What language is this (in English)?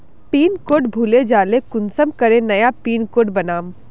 Magahi